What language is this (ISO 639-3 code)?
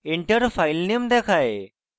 ben